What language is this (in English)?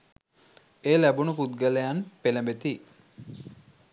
Sinhala